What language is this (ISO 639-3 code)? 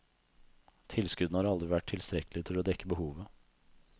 nor